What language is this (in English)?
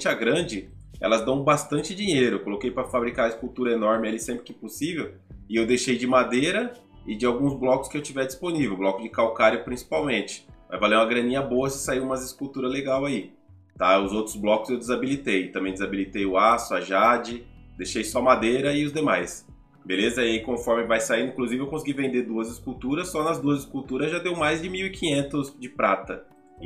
Portuguese